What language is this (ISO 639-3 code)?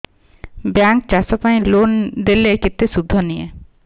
ori